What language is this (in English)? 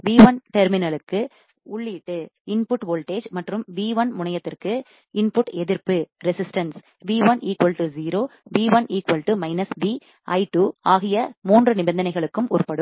Tamil